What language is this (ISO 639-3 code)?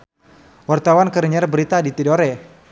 sun